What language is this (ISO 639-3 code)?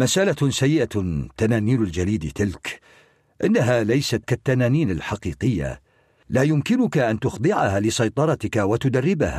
ara